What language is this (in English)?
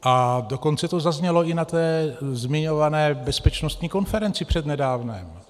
Czech